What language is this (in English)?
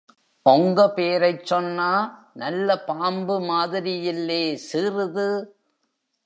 Tamil